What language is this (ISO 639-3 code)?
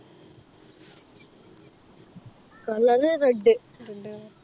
mal